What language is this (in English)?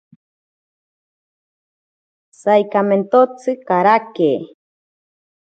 Ashéninka Perené